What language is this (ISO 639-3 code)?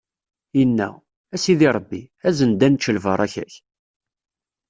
kab